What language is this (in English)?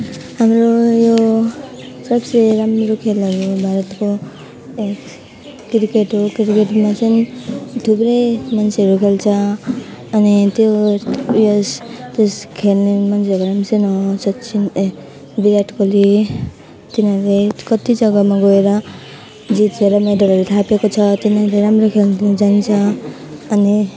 Nepali